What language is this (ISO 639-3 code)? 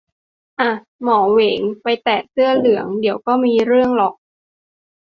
tha